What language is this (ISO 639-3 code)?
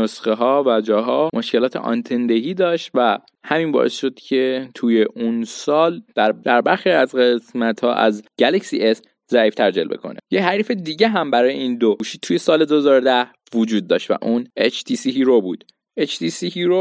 fas